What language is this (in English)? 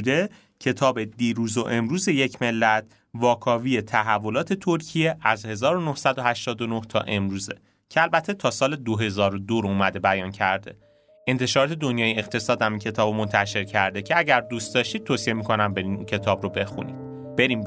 Persian